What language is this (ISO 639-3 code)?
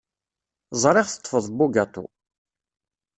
kab